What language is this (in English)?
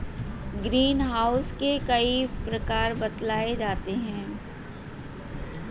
Hindi